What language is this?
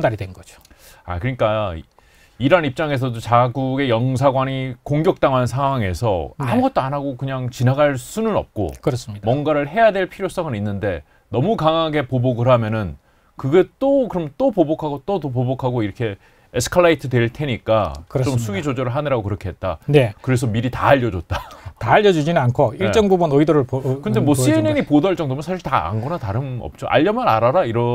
Korean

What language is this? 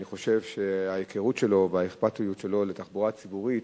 Hebrew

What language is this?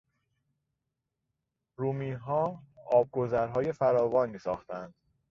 Persian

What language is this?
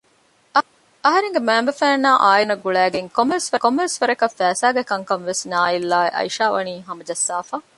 Divehi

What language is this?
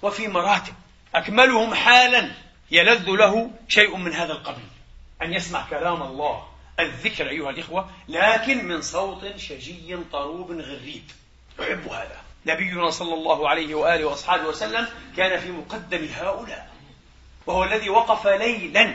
Arabic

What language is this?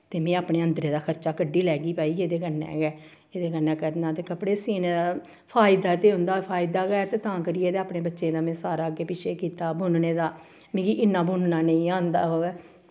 Dogri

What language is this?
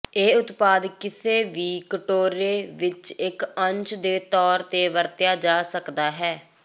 Punjabi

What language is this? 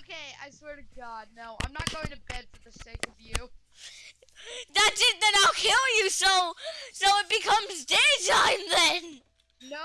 English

